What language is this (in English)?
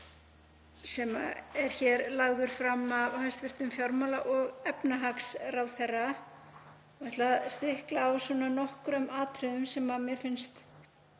Icelandic